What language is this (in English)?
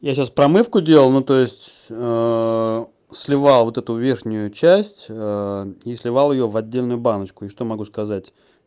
Russian